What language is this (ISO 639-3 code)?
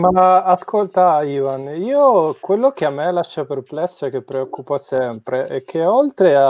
ita